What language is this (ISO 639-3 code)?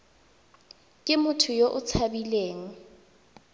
tsn